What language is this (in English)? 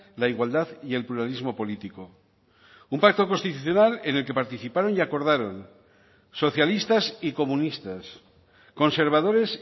Spanish